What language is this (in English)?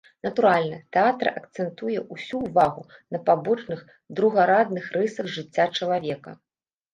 Belarusian